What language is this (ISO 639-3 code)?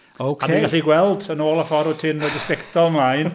cym